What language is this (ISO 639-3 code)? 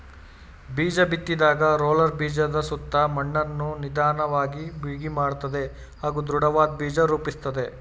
kan